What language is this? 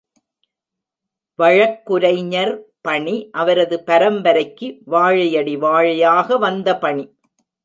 Tamil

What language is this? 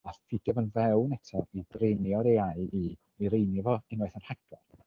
Welsh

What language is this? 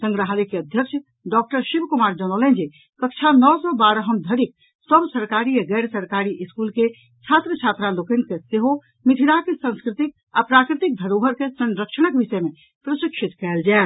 Maithili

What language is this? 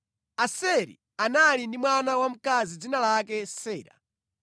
Nyanja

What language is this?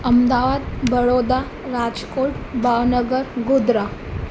Sindhi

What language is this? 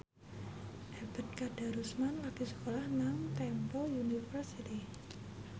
Javanese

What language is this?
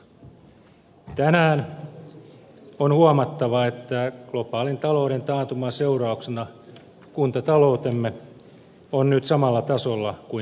Finnish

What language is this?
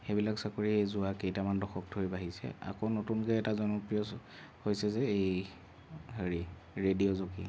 Assamese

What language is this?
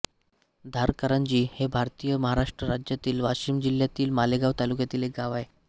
Marathi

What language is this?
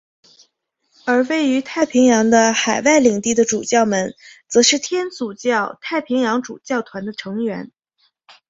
Chinese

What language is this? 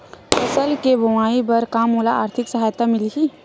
Chhattisgarhi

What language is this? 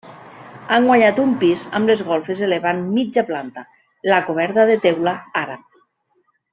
Catalan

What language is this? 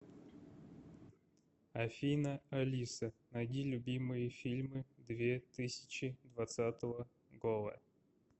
Russian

